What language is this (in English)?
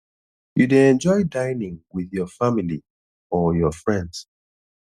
Nigerian Pidgin